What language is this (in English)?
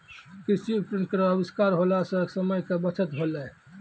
Maithili